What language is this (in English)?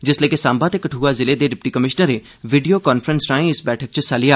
Dogri